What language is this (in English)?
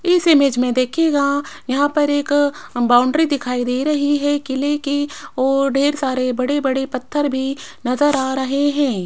Hindi